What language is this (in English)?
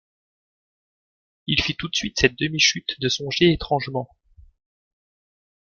French